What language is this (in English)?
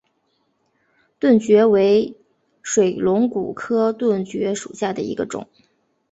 Chinese